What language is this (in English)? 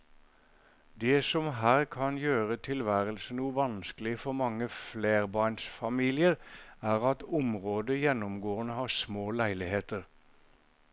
Norwegian